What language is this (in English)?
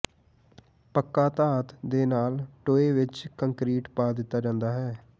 Punjabi